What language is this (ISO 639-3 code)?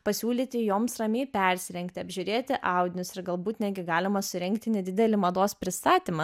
lit